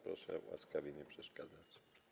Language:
Polish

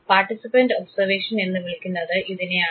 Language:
Malayalam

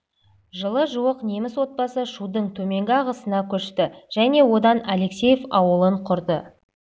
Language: Kazakh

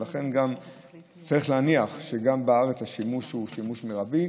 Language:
Hebrew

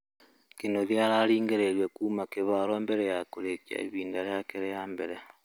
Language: Kikuyu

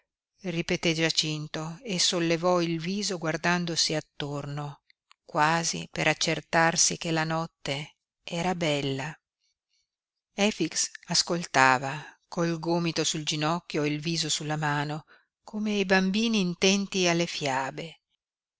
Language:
Italian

